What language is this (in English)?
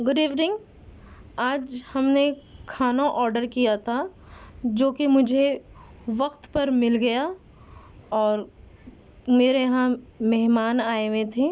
Urdu